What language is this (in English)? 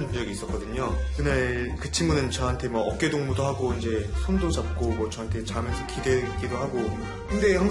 Korean